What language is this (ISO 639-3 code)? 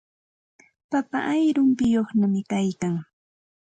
qxt